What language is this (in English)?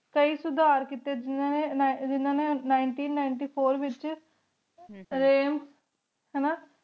Punjabi